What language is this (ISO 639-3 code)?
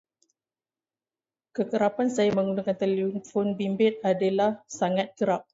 msa